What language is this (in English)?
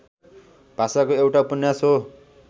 Nepali